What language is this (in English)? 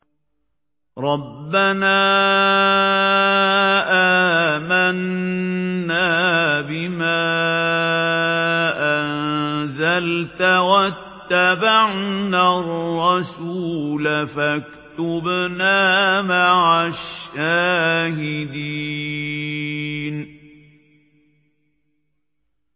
Arabic